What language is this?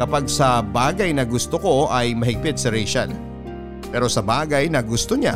Filipino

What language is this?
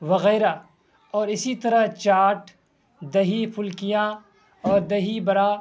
Urdu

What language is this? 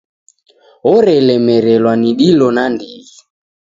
Taita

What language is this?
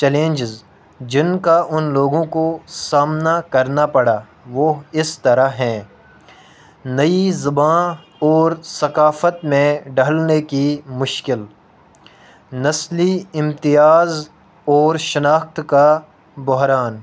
Urdu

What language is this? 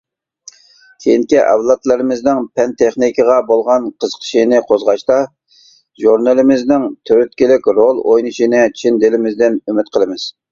Uyghur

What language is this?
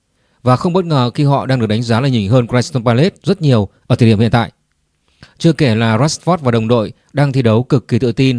Vietnamese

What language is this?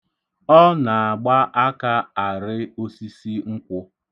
Igbo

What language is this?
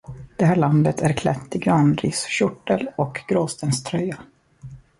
Swedish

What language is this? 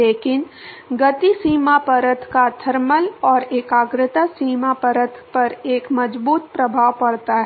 Hindi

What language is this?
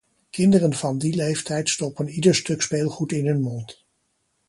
Dutch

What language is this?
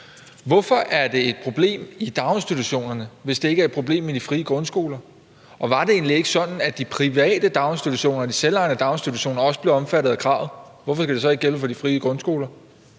Danish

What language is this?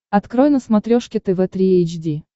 Russian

